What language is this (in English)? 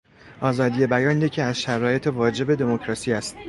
Persian